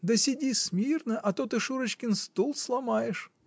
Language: Russian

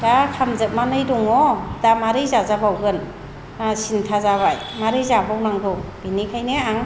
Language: Bodo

